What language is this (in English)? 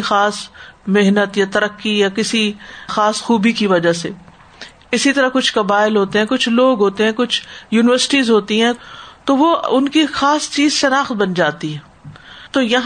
Urdu